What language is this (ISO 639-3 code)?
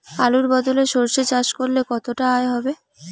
ben